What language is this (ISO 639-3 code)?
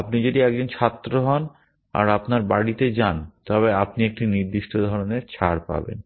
ben